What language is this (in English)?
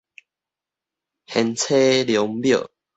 Min Nan Chinese